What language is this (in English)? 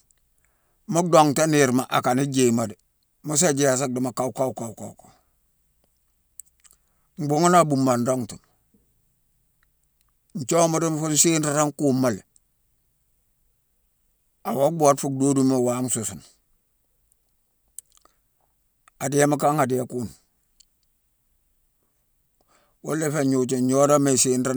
Mansoanka